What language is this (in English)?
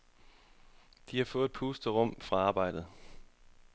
Danish